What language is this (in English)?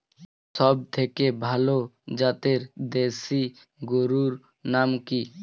Bangla